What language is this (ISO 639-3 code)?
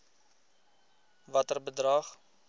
afr